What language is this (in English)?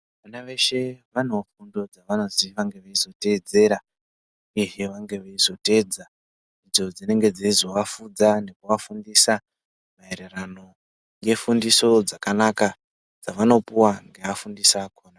Ndau